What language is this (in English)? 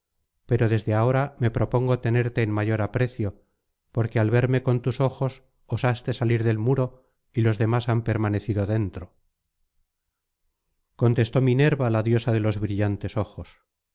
Spanish